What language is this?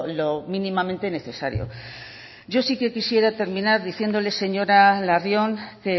Spanish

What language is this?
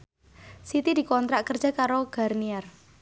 Javanese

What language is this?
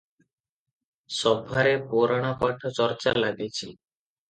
Odia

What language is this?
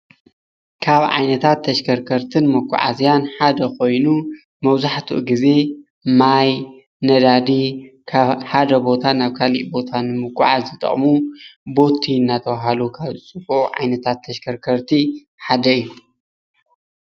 Tigrinya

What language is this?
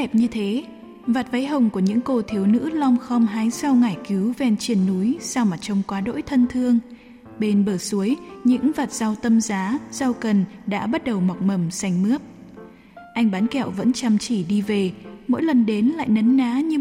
Vietnamese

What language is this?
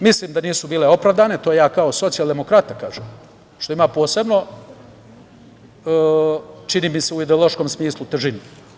Serbian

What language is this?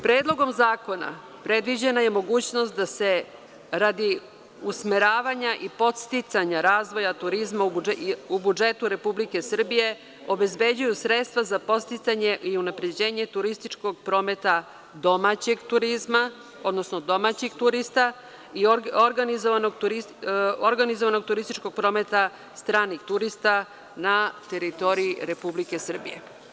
Serbian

